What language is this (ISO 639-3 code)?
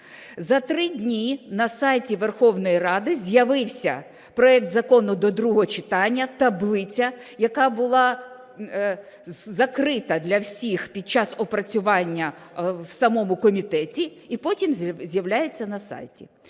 ukr